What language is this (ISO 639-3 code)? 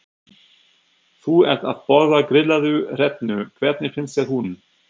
isl